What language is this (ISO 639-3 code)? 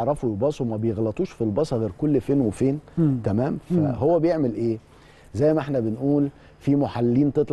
ara